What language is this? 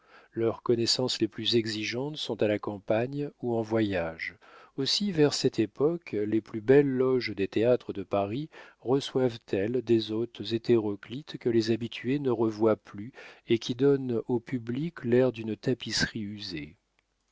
French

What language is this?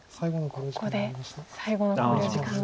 Japanese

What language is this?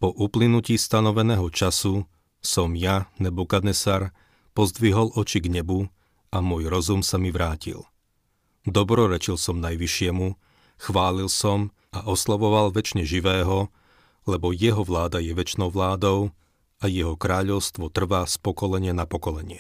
Slovak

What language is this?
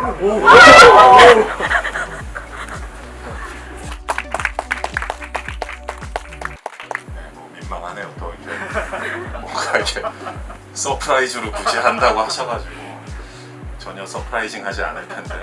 Korean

